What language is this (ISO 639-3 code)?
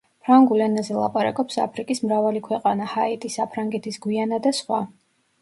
kat